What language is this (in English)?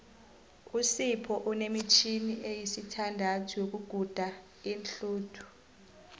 South Ndebele